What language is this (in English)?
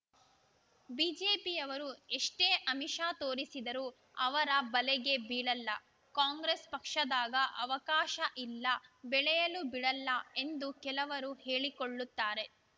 Kannada